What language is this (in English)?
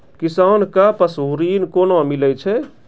Maithili